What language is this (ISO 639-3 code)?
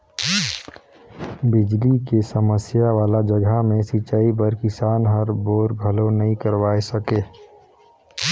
hne